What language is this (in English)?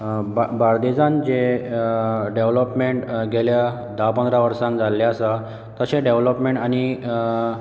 Konkani